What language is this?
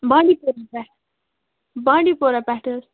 Kashmiri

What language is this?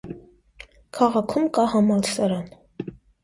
Armenian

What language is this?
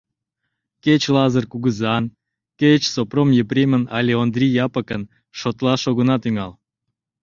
Mari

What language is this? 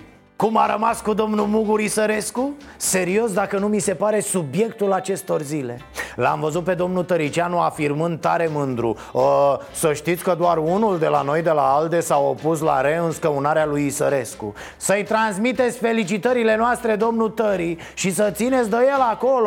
Romanian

